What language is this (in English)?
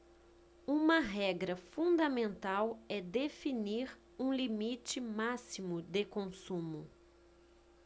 Portuguese